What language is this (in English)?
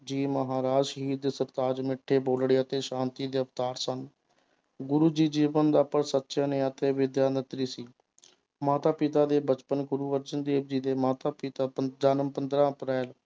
Punjabi